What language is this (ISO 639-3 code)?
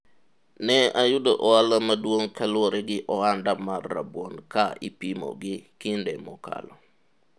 luo